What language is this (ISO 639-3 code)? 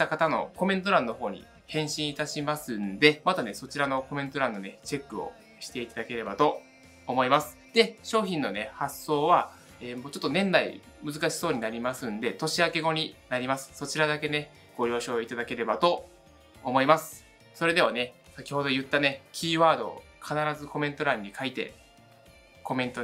jpn